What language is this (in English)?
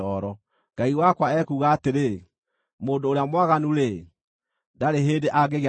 Kikuyu